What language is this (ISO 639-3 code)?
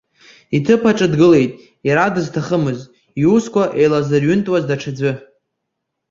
abk